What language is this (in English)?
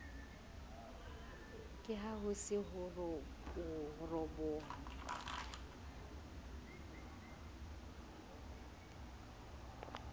Southern Sotho